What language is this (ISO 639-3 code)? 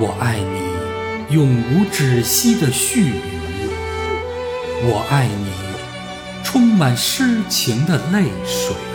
zho